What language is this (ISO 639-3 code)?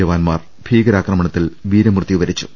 mal